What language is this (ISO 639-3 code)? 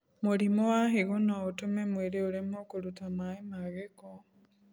kik